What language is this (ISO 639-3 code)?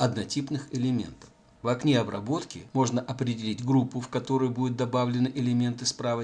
rus